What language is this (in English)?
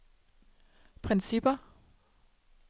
Danish